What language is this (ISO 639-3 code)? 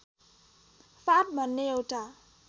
nep